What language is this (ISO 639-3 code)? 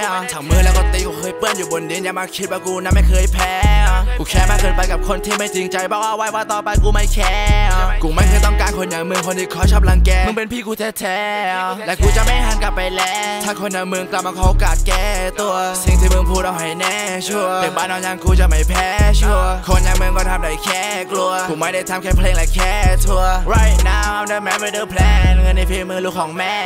tha